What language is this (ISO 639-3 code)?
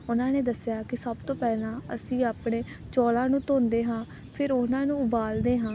pan